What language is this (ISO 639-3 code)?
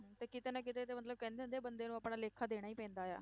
pan